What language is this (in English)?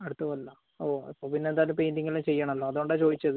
Malayalam